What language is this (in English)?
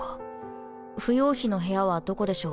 Japanese